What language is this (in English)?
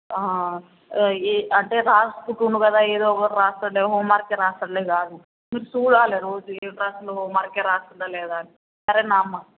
Telugu